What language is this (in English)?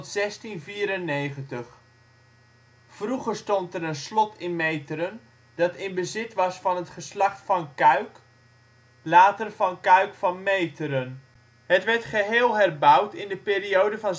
Dutch